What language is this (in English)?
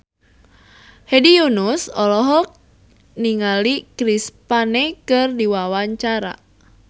Sundanese